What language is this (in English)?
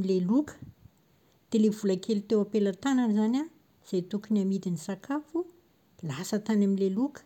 Malagasy